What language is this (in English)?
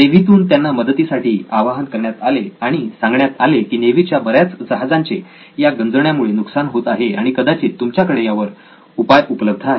Marathi